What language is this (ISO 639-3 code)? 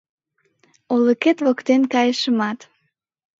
chm